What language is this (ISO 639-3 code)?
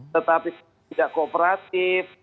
ind